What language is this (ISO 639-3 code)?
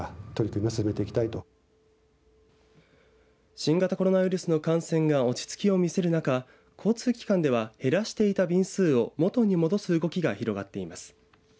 jpn